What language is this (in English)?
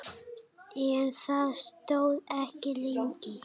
Icelandic